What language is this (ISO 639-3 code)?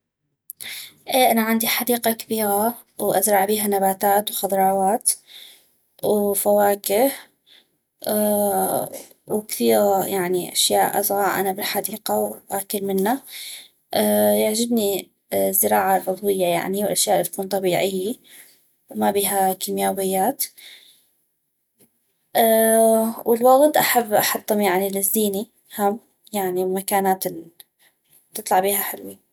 ayp